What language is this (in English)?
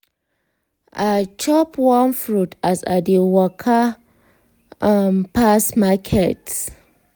Nigerian Pidgin